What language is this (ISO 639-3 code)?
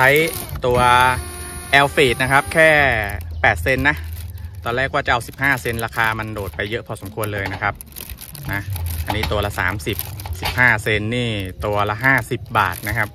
tha